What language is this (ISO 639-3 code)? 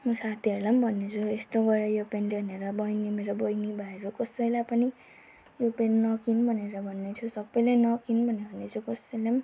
nep